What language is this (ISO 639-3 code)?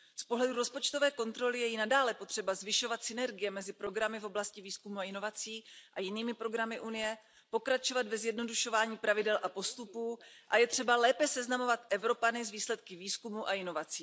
ces